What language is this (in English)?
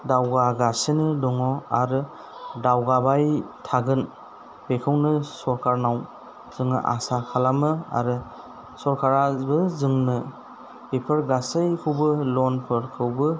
Bodo